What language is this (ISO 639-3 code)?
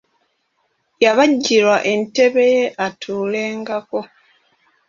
lug